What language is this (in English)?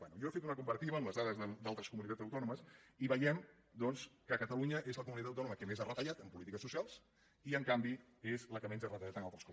Catalan